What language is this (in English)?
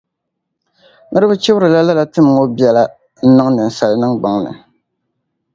Dagbani